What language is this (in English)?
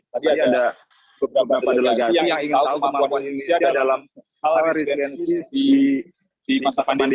Indonesian